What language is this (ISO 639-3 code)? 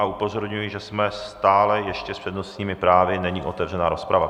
ces